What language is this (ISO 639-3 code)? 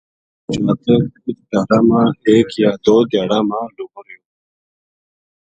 gju